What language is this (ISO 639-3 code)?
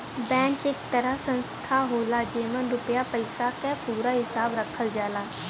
bho